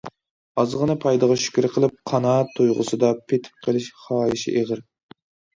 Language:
Uyghur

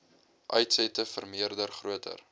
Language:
Afrikaans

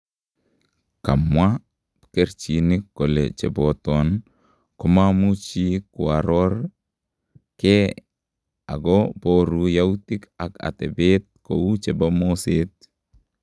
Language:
Kalenjin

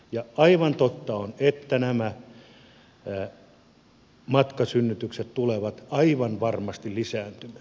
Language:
Finnish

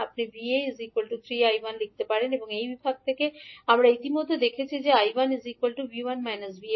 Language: Bangla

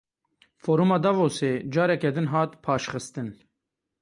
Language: Kurdish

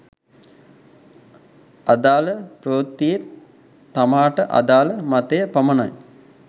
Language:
Sinhala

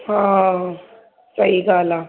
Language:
Sindhi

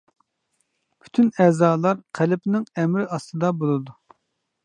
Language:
Uyghur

